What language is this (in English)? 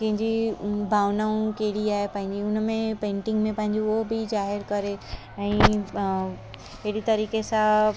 Sindhi